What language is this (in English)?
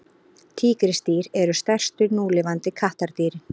Icelandic